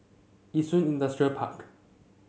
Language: English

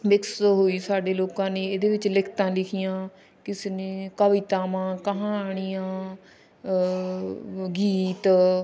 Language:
Punjabi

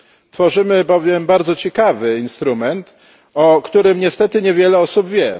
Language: Polish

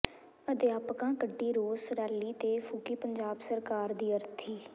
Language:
Punjabi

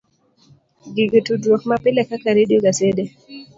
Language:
Luo (Kenya and Tanzania)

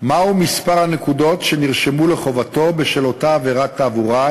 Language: Hebrew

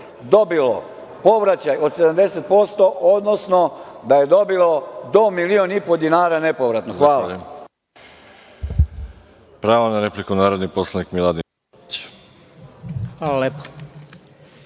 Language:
Serbian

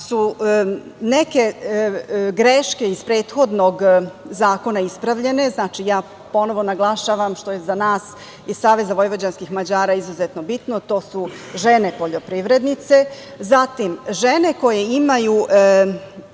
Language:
Serbian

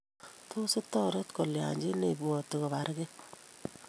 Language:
Kalenjin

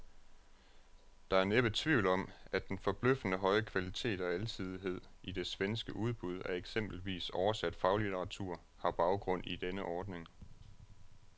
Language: Danish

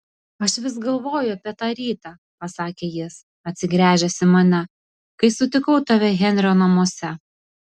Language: Lithuanian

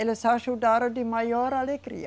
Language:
Portuguese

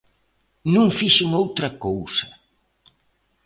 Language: Galician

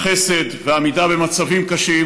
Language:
Hebrew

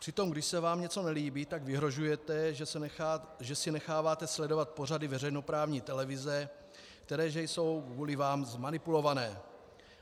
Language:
Czech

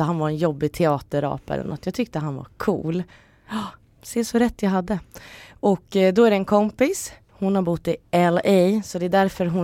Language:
Swedish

